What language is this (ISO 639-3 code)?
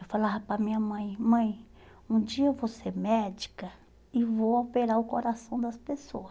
por